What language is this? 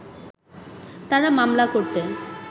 Bangla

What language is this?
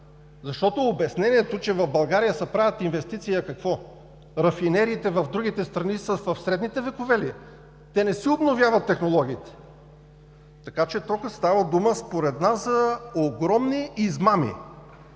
Bulgarian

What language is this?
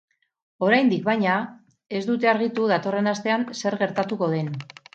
Basque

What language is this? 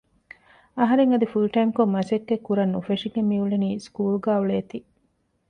Divehi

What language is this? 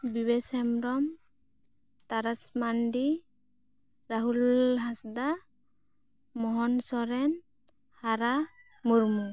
Santali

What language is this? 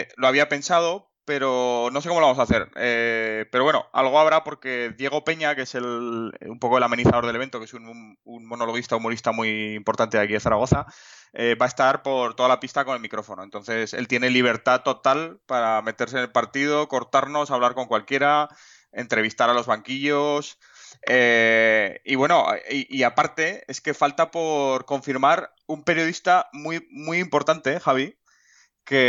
Spanish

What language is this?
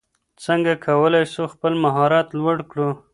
Pashto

